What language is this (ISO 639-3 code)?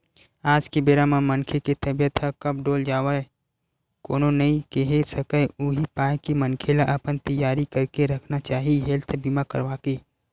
hne